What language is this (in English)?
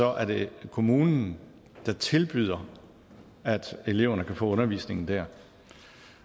Danish